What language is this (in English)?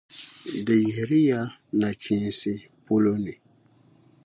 Dagbani